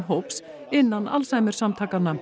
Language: Icelandic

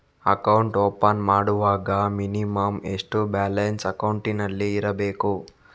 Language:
Kannada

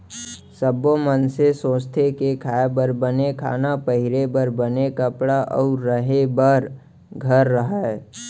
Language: Chhattisgarhi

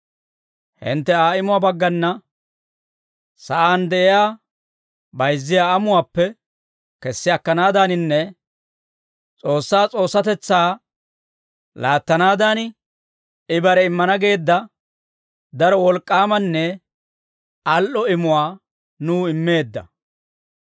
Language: Dawro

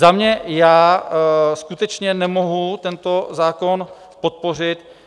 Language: Czech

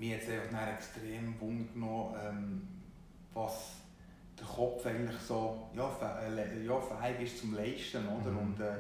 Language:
German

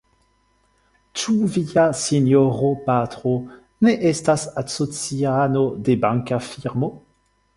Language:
Esperanto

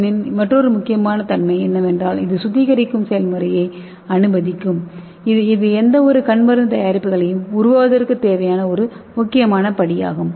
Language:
Tamil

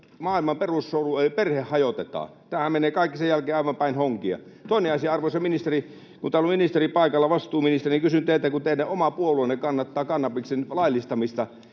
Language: Finnish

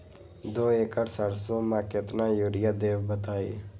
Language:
Magahi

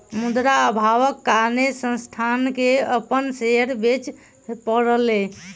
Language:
Maithili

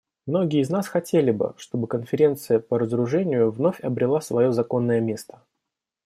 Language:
Russian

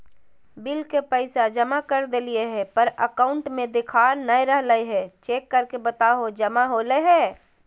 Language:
Magahi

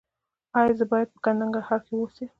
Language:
Pashto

